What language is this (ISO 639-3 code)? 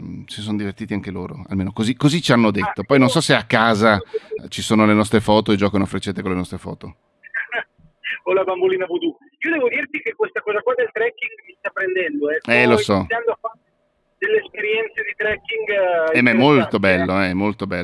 ita